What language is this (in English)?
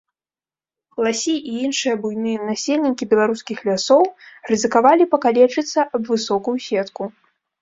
Belarusian